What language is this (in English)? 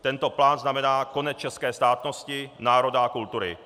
Czech